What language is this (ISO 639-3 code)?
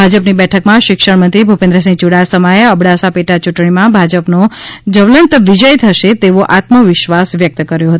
guj